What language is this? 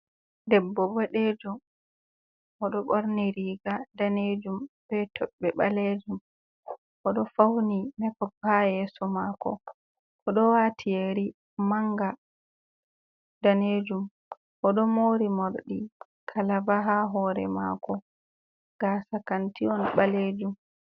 Fula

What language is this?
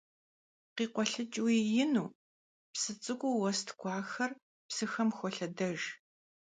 Kabardian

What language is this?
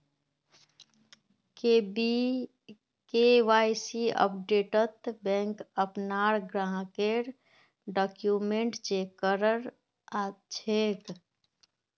Magahi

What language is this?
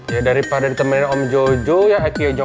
Indonesian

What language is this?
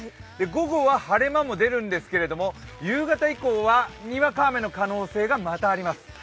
Japanese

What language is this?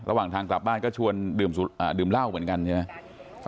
Thai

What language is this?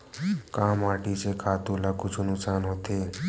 Chhattisgarhi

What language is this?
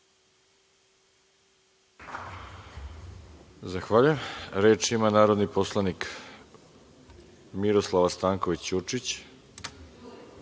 Serbian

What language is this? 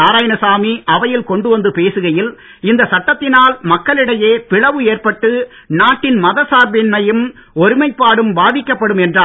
Tamil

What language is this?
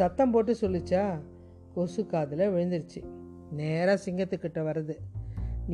Tamil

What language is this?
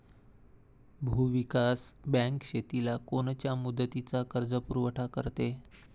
Marathi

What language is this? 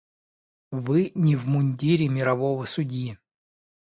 Russian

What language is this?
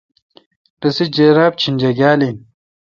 Kalkoti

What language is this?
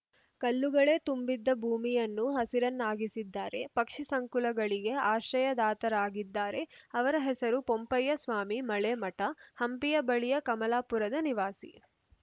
Kannada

